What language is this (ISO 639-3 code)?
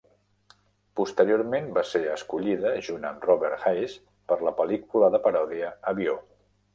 cat